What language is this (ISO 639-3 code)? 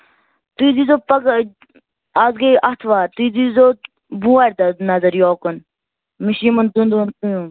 kas